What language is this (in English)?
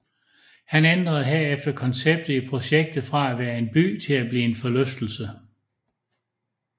Danish